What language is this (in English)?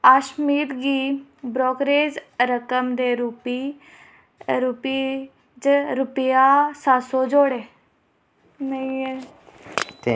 Dogri